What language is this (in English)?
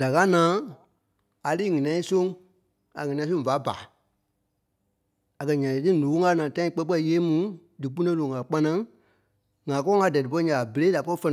Kpelle